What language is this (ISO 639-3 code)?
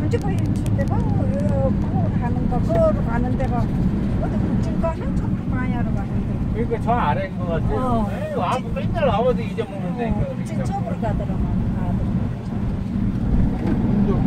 kor